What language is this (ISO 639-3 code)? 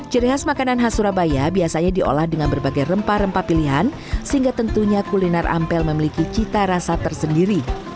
ind